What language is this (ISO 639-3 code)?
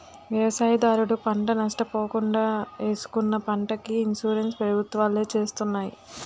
tel